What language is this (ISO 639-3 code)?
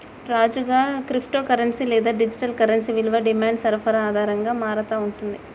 tel